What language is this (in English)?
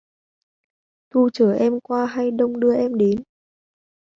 Vietnamese